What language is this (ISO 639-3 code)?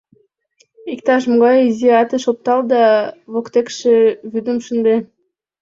chm